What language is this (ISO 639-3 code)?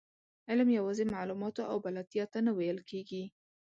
pus